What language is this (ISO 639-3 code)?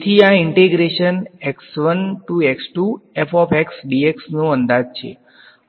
guj